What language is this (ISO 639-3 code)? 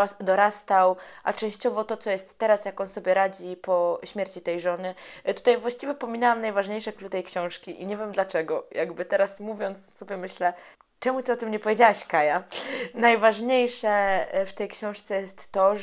pol